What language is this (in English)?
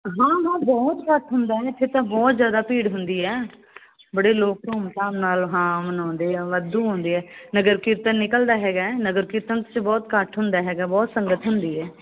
Punjabi